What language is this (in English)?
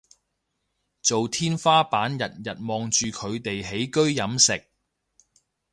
Cantonese